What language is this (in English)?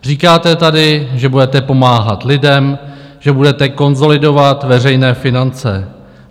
Czech